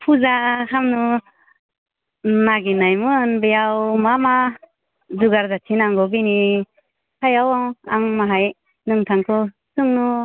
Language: Bodo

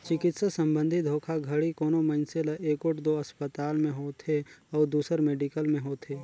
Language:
Chhattisgarhi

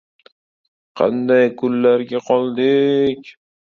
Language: Uzbek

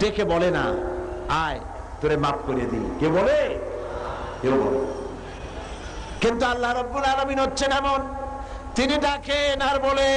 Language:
Indonesian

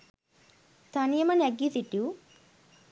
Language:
Sinhala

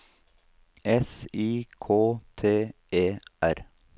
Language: Norwegian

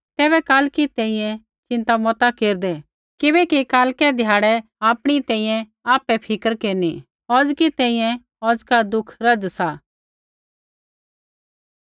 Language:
Kullu Pahari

